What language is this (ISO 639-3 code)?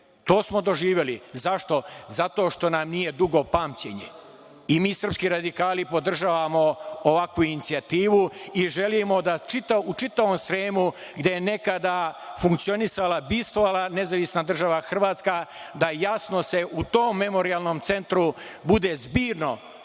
srp